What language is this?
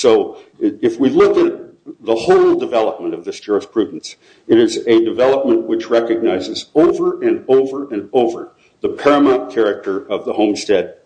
English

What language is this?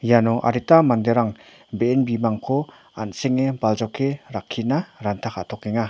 Garo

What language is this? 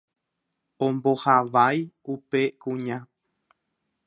Guarani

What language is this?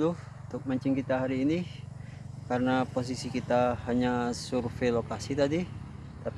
Indonesian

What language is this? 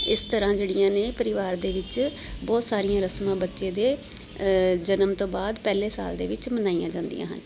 Punjabi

